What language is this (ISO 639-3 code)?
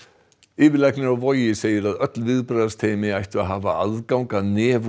isl